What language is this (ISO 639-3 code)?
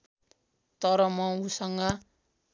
nep